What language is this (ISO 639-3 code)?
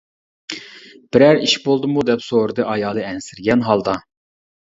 uig